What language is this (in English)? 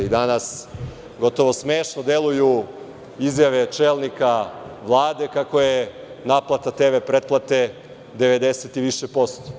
Serbian